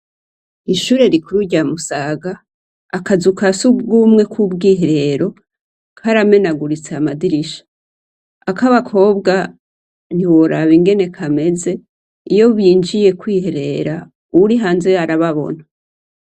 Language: Rundi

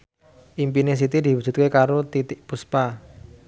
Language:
Javanese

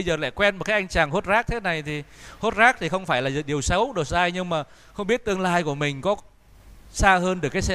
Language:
Vietnamese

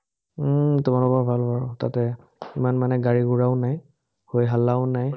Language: Assamese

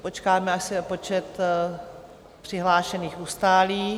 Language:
Czech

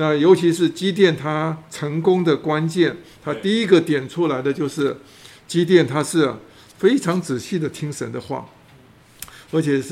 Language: Chinese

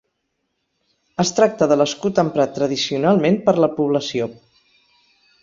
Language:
Catalan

